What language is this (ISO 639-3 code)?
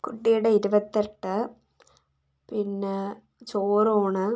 mal